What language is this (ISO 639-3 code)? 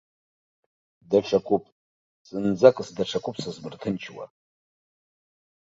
abk